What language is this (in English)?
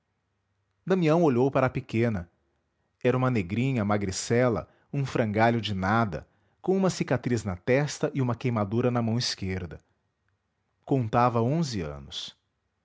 Portuguese